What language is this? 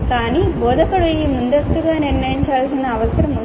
Telugu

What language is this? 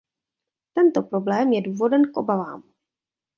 Czech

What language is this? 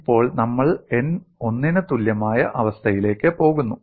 Malayalam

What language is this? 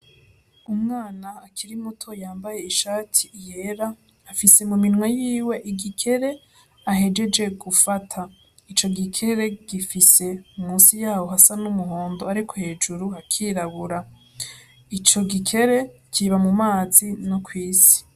Rundi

